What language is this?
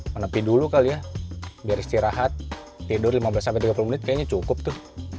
Indonesian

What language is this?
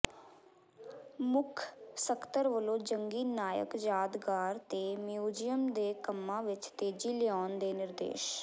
Punjabi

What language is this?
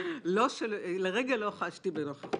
Hebrew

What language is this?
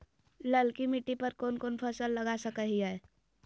Magahi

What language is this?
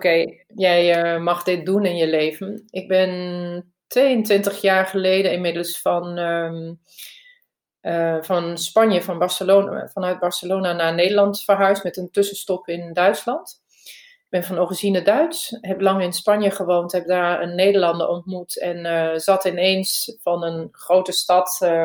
Dutch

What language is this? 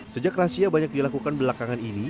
Indonesian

